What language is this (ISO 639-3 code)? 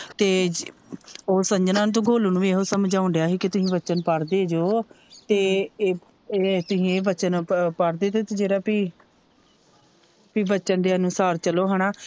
pan